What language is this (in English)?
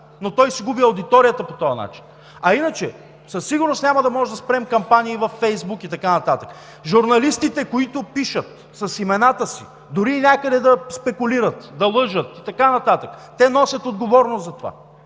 Bulgarian